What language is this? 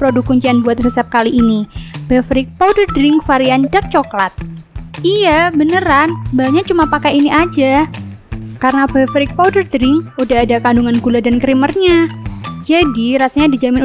Indonesian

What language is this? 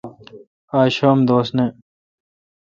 Kalkoti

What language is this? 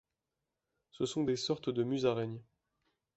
French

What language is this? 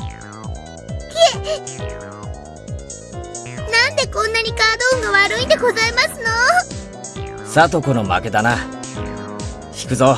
Japanese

